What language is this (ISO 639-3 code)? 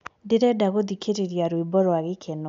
kik